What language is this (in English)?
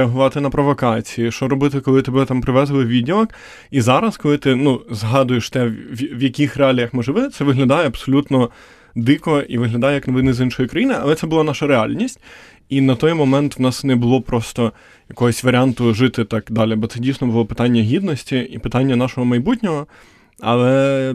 Ukrainian